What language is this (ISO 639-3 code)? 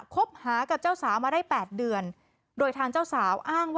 tha